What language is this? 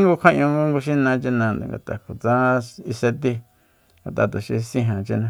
Soyaltepec Mazatec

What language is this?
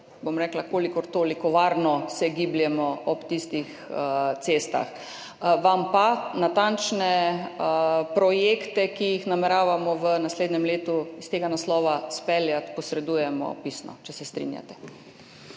Slovenian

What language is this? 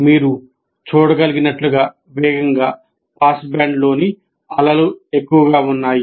Telugu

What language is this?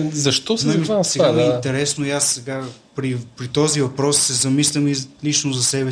Bulgarian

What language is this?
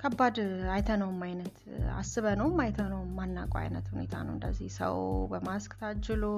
Amharic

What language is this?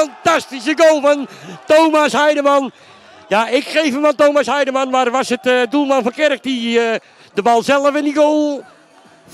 Dutch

